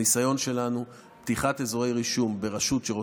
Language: Hebrew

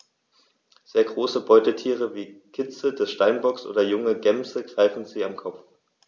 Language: German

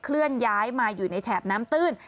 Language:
Thai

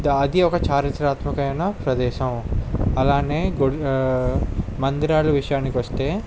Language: Telugu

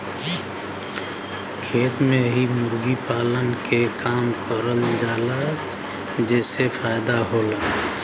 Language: Bhojpuri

